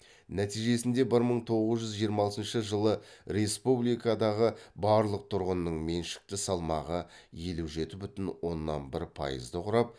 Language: Kazakh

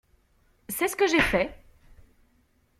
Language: French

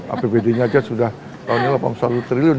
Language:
Indonesian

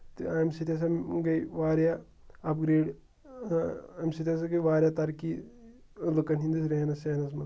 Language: Kashmiri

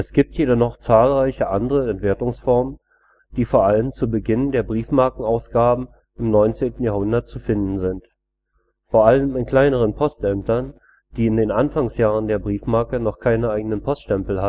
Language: German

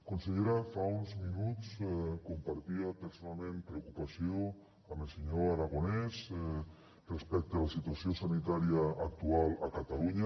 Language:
Catalan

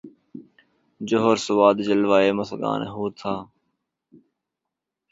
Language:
Urdu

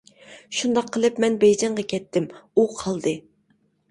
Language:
Uyghur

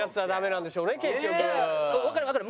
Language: Japanese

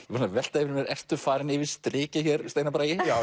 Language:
Icelandic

